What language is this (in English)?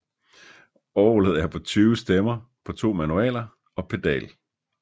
Danish